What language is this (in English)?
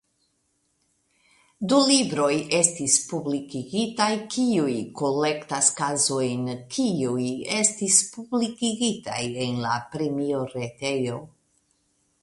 Esperanto